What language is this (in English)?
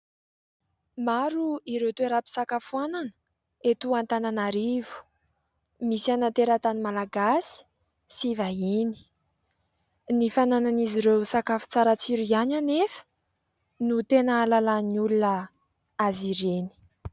Malagasy